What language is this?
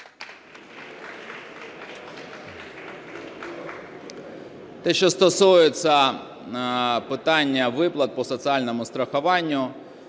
Ukrainian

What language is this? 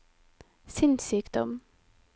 Norwegian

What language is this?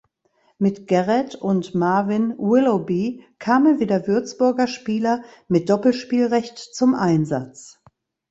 German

